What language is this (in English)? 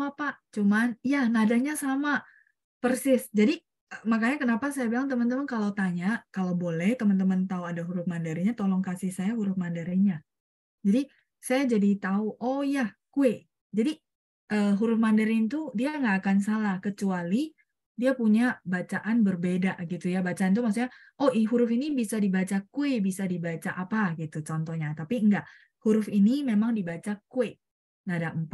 Indonesian